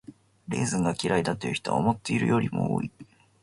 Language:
Japanese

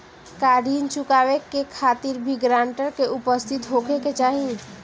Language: Bhojpuri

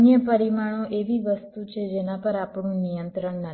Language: Gujarati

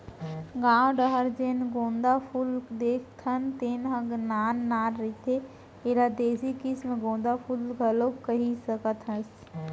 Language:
Chhattisgarhi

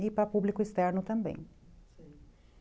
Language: Portuguese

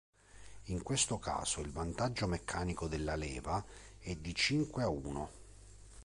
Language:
Italian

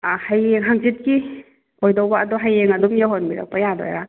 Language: Manipuri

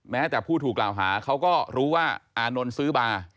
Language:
Thai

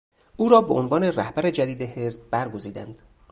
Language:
Persian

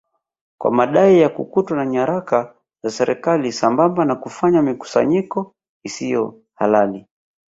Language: Swahili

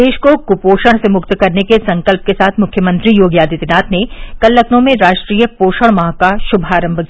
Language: Hindi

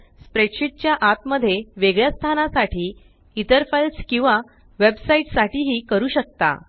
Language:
Marathi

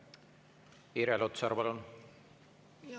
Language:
Estonian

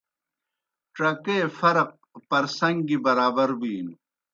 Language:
Kohistani Shina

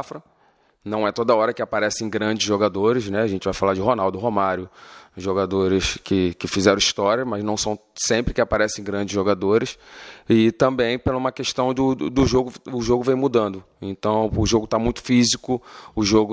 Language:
Portuguese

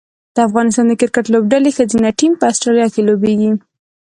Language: Pashto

